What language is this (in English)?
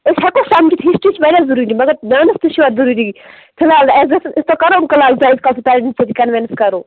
Kashmiri